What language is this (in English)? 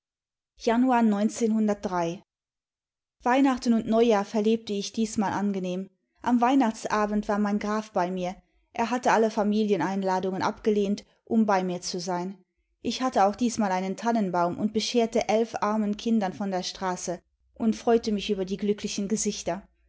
German